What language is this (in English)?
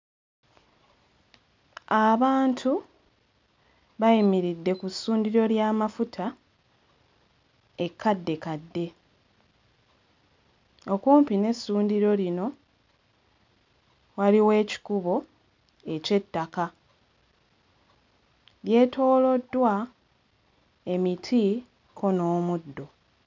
Ganda